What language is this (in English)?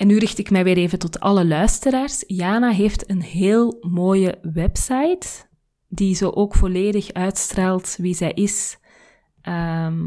Dutch